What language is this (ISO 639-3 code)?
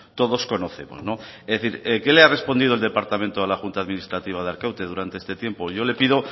spa